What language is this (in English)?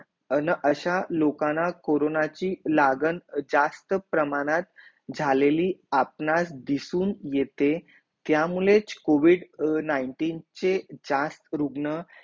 Marathi